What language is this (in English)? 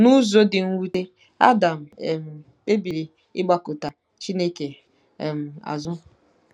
Igbo